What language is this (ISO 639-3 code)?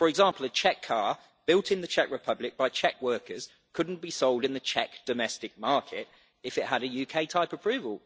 eng